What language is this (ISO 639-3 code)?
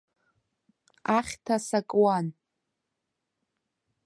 abk